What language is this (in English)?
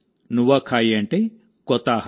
Telugu